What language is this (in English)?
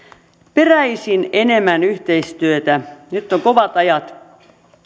Finnish